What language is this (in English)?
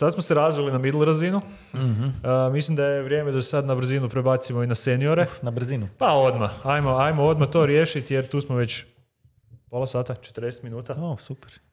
Croatian